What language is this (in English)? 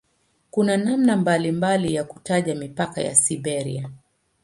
Swahili